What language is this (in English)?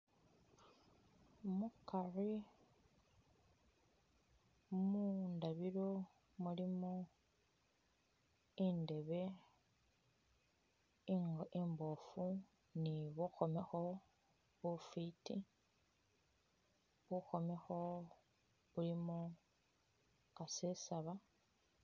Masaaba